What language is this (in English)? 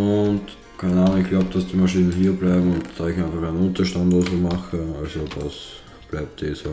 German